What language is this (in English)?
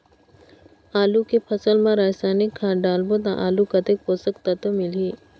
Chhattisgarhi